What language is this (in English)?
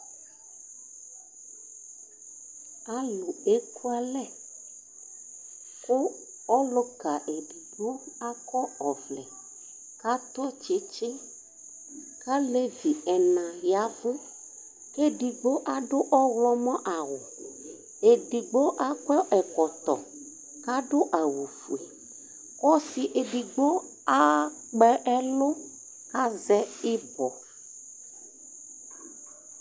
Ikposo